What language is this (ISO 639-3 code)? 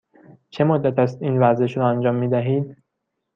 fas